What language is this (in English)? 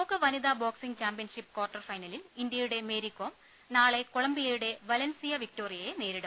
Malayalam